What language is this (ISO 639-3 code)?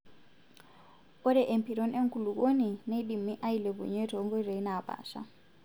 mas